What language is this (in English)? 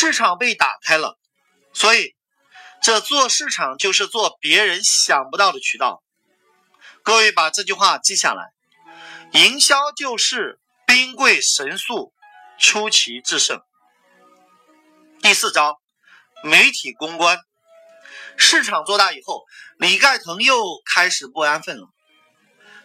Chinese